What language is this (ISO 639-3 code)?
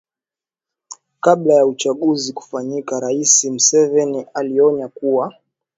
swa